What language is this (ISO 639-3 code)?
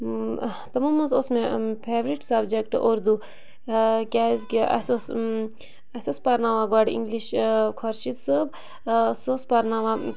kas